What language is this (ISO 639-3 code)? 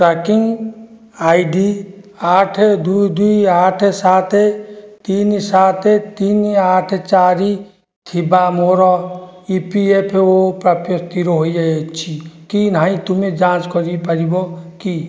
ori